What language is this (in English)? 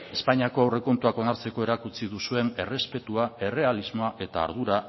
Basque